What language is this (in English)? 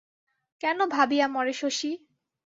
Bangla